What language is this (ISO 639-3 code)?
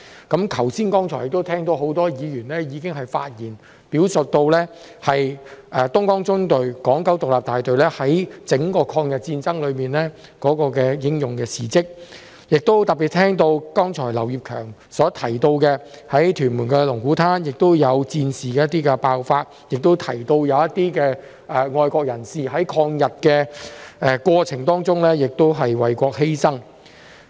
yue